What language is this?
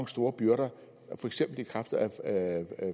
Danish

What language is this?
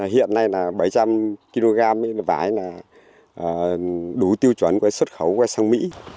Vietnamese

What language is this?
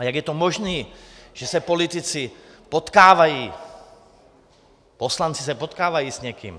Czech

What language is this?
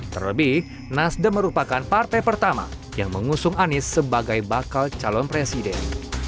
Indonesian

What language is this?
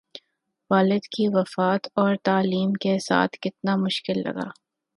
Urdu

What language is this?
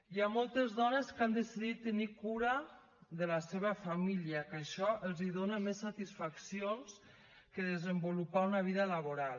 Catalan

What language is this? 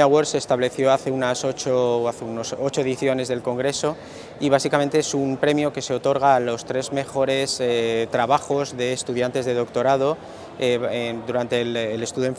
Spanish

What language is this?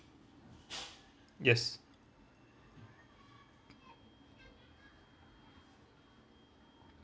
English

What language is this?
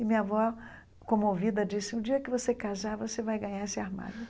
Portuguese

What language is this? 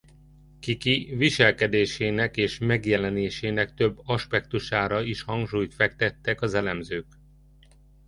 Hungarian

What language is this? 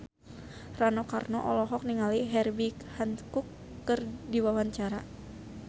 Sundanese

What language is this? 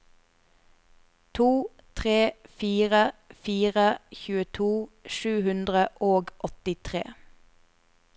Norwegian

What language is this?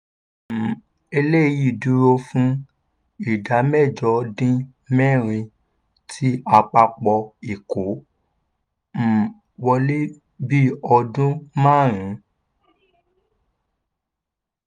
Yoruba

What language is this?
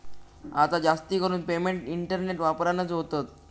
Marathi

